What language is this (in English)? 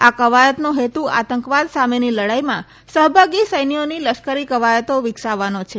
Gujarati